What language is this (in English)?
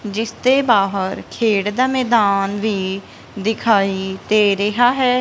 Punjabi